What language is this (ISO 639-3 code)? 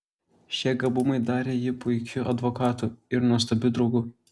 lit